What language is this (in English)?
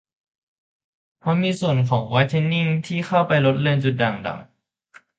Thai